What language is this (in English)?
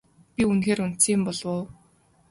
Mongolian